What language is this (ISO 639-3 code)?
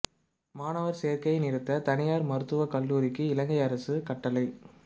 tam